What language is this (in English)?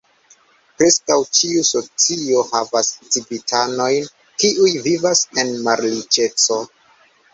Esperanto